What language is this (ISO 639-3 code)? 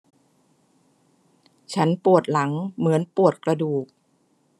tha